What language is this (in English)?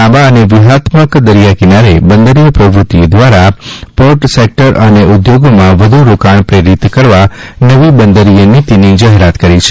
Gujarati